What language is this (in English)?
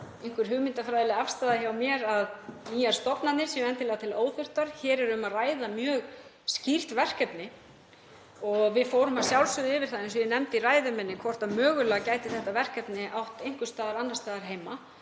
Icelandic